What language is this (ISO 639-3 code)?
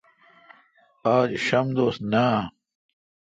xka